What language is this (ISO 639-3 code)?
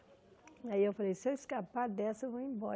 por